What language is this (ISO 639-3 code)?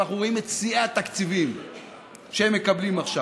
heb